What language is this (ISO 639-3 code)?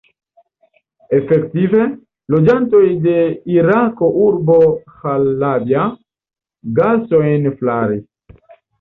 epo